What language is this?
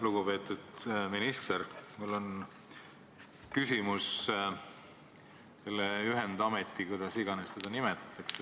Estonian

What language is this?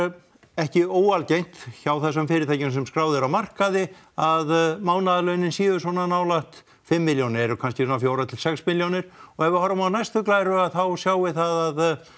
Icelandic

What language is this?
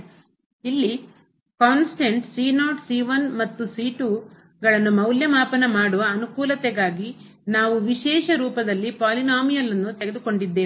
Kannada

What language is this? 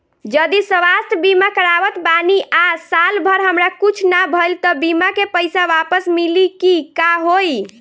Bhojpuri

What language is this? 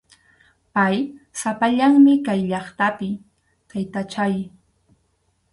Arequipa-La Unión Quechua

